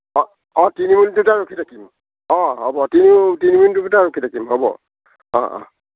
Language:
Assamese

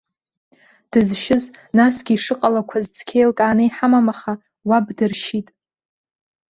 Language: Abkhazian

